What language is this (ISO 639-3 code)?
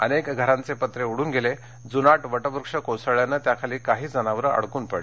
mar